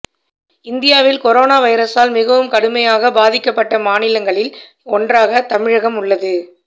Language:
Tamil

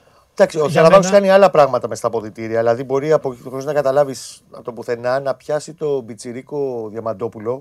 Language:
Greek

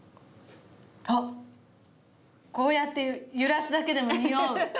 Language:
Japanese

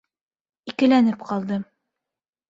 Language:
Bashkir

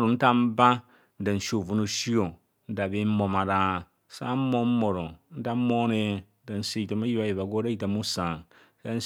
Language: Kohumono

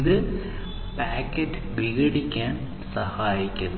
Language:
Malayalam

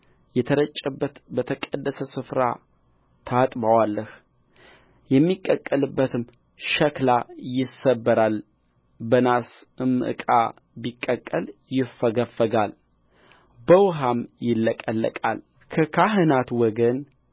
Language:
Amharic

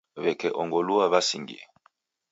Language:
Taita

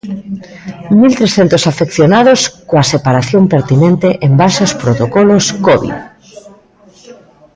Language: Galician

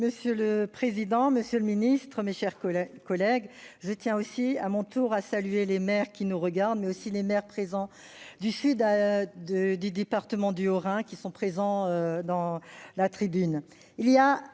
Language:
French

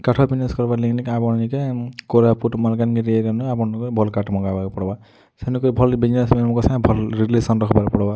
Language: Odia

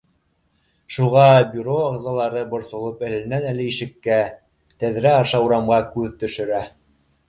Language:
Bashkir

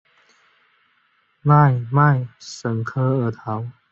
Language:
Chinese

